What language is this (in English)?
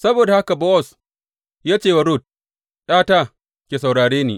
Hausa